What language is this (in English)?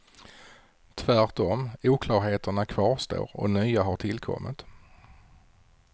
Swedish